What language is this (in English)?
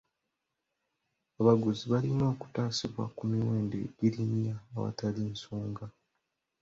Ganda